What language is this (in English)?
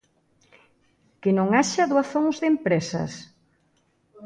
Galician